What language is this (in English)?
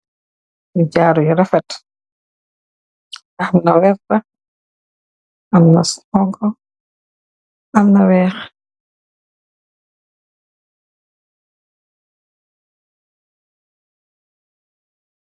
Wolof